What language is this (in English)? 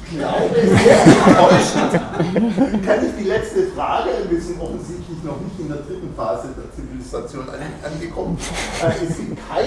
German